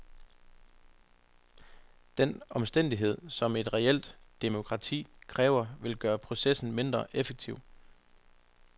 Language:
Danish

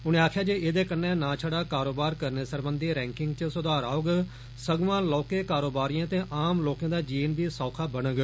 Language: Dogri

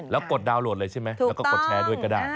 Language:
Thai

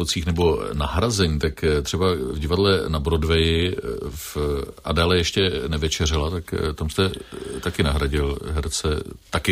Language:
Czech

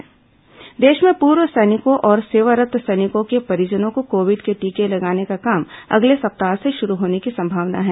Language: Hindi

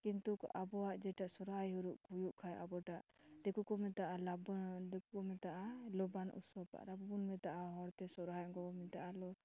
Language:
Santali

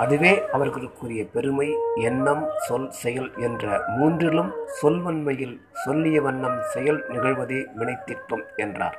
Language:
Tamil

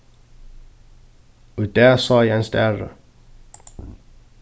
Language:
Faroese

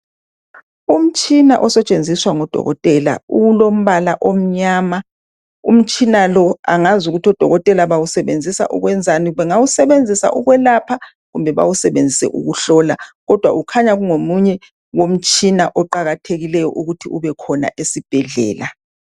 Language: North Ndebele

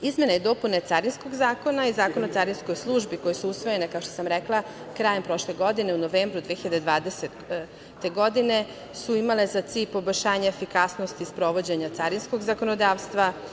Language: Serbian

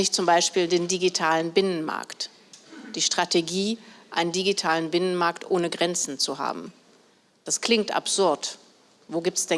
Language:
German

